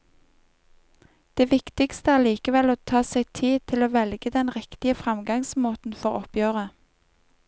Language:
Norwegian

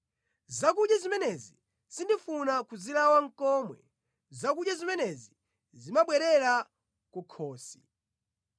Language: Nyanja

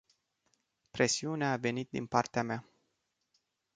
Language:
Romanian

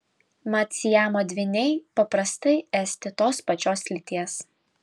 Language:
Lithuanian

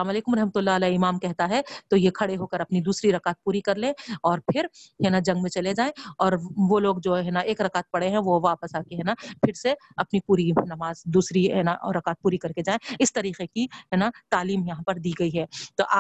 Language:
Urdu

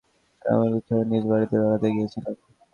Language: Bangla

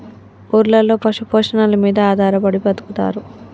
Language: Telugu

